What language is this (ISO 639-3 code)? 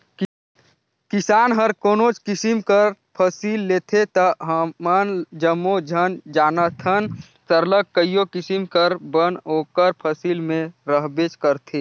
hne